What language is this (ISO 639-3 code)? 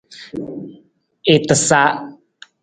nmz